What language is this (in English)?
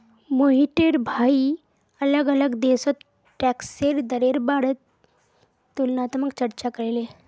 Magahi